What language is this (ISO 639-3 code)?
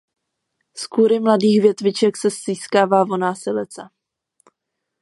ces